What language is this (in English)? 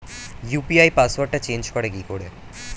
Bangla